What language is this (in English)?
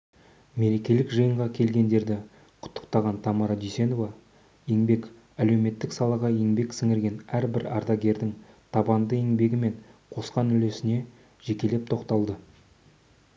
Kazakh